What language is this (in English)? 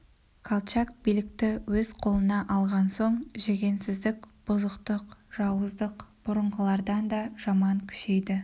Kazakh